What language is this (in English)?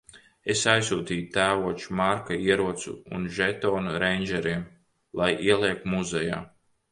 Latvian